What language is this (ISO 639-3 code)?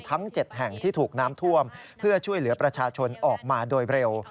tha